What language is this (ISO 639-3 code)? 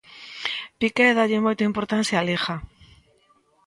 glg